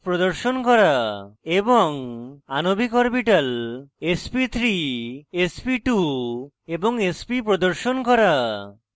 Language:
Bangla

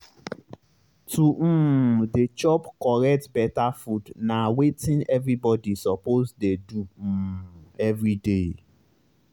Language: Nigerian Pidgin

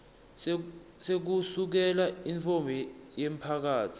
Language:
Swati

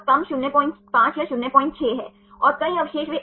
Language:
Hindi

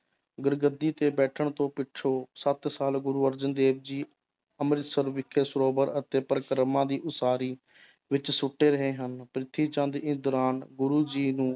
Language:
Punjabi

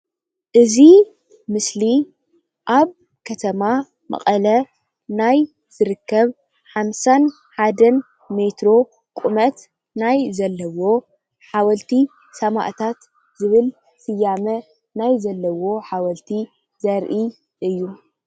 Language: Tigrinya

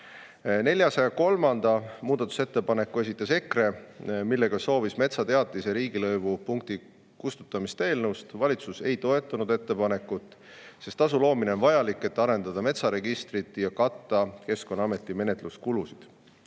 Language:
Estonian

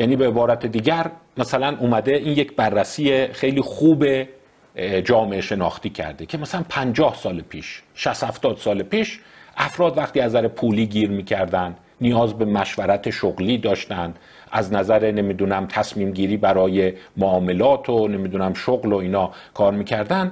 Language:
Persian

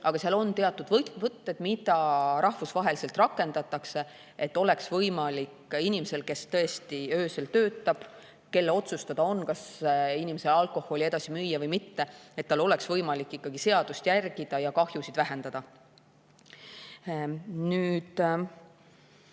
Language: Estonian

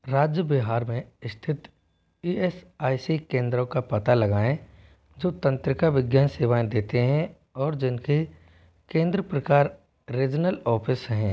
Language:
Hindi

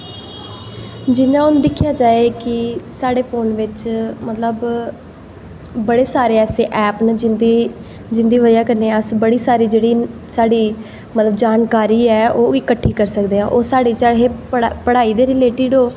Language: Dogri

